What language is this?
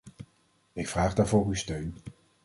Dutch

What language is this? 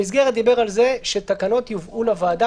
Hebrew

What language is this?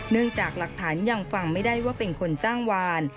Thai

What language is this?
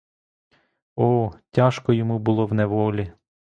Ukrainian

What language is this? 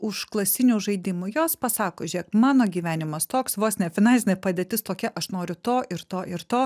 Lithuanian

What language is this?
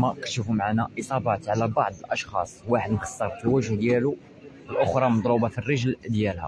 Arabic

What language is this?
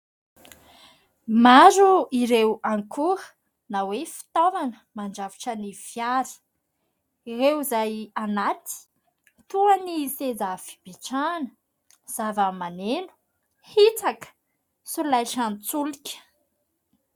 Malagasy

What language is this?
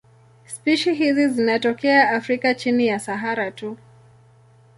Swahili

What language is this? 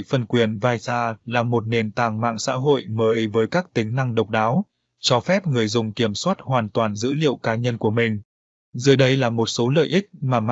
Vietnamese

